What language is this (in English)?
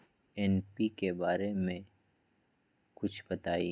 Magahi